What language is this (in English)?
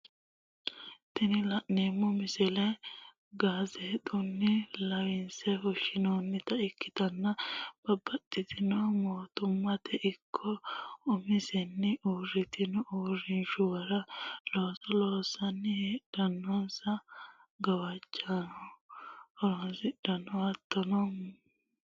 Sidamo